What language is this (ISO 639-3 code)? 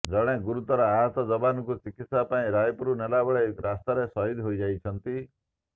ori